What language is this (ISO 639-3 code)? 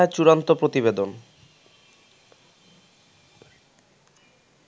ben